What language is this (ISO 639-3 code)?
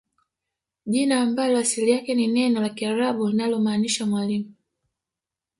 swa